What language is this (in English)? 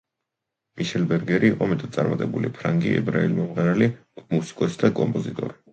Georgian